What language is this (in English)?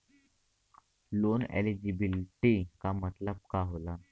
Bhojpuri